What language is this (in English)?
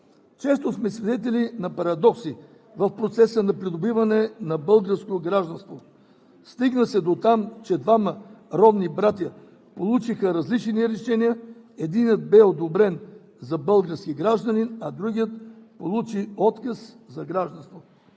Bulgarian